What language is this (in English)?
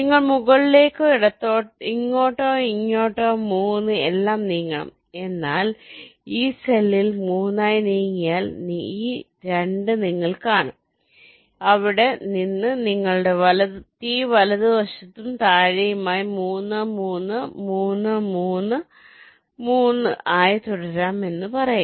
Malayalam